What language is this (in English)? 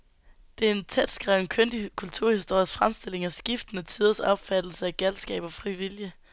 Danish